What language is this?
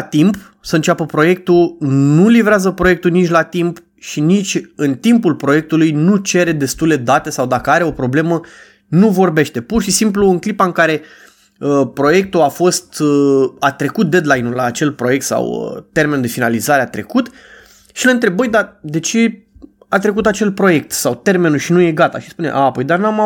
Romanian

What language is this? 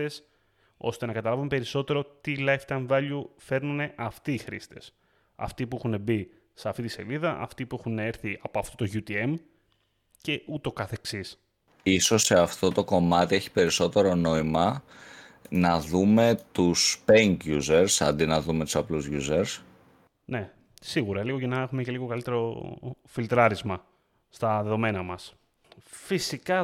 Greek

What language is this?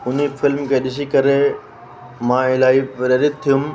Sindhi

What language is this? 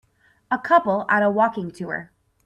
English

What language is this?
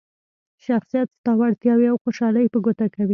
Pashto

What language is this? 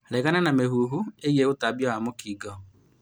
Kikuyu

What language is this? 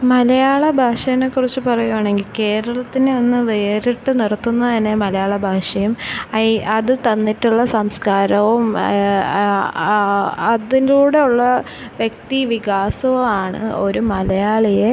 Malayalam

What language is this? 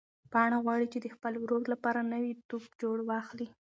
Pashto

